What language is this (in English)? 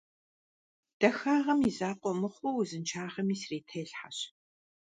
Kabardian